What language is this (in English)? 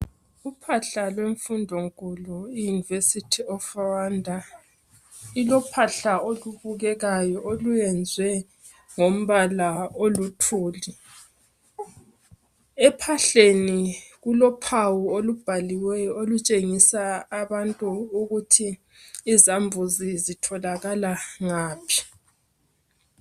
North Ndebele